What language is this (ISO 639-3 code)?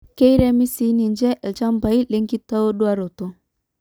mas